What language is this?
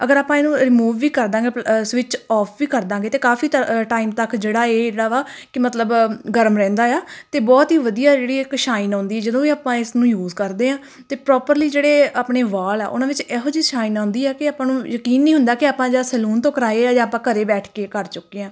Punjabi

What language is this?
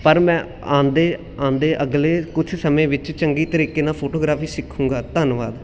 Punjabi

